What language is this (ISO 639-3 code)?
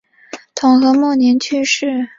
zho